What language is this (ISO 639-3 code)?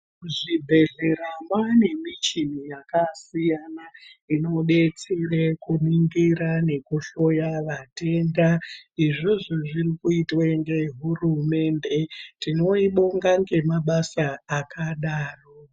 ndc